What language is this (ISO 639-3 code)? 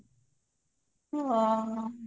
ori